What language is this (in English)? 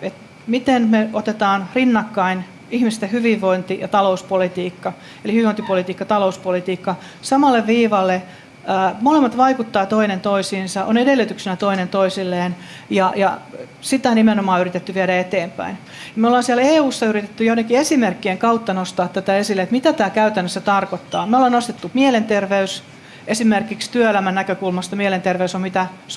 Finnish